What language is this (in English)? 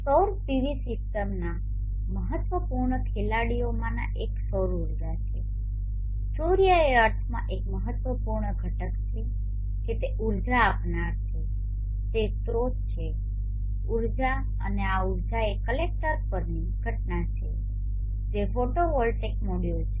Gujarati